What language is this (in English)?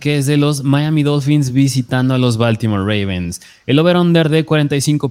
Spanish